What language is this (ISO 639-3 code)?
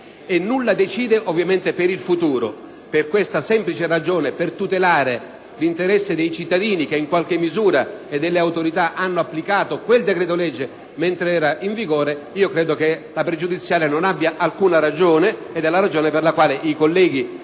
ita